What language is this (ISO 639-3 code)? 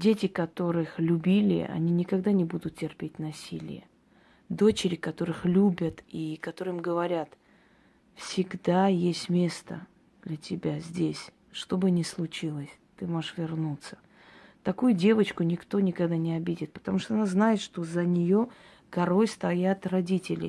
rus